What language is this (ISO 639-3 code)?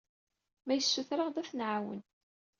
kab